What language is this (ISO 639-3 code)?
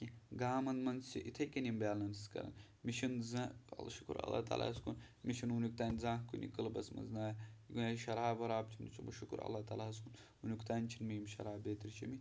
kas